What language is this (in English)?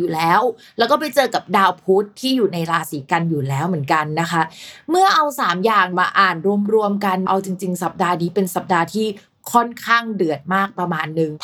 Thai